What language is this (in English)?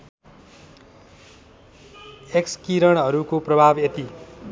Nepali